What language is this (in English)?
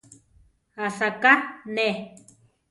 Central Tarahumara